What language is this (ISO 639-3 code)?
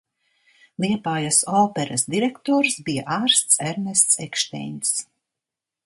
lav